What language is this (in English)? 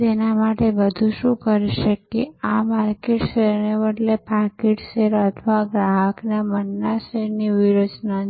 Gujarati